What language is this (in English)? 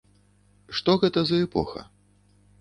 Belarusian